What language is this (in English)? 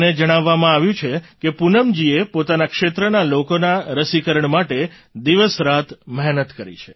Gujarati